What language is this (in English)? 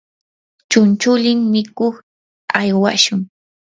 Yanahuanca Pasco Quechua